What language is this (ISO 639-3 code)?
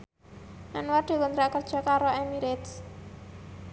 jav